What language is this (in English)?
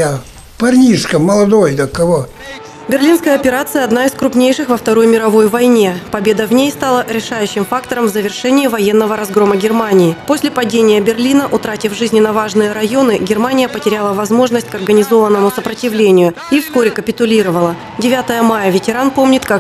Russian